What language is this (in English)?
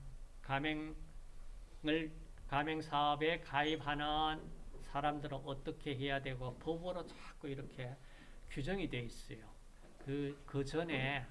Korean